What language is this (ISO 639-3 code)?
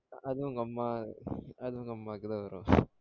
tam